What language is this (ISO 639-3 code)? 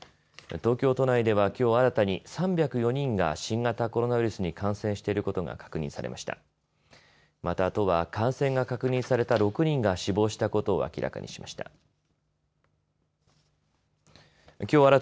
jpn